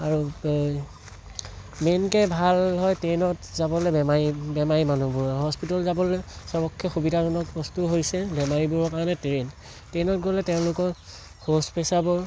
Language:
Assamese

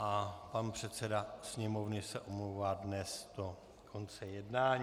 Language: Czech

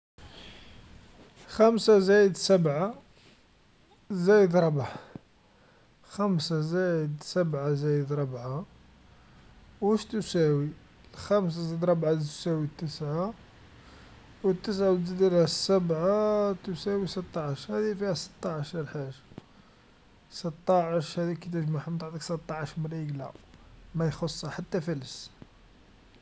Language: Algerian Arabic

